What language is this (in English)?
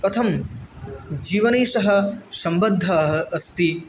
Sanskrit